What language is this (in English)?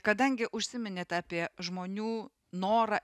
Lithuanian